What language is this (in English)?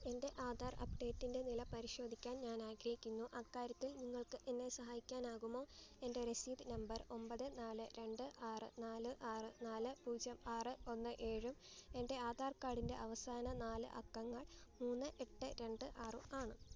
Malayalam